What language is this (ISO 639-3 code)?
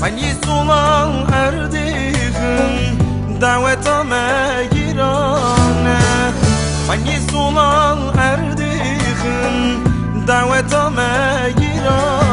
ron